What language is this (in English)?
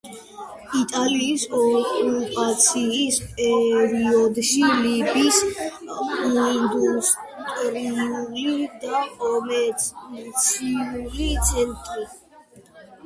Georgian